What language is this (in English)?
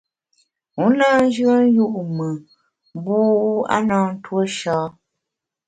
Bamun